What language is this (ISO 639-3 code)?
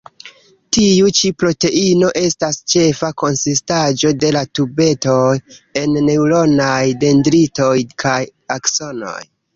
epo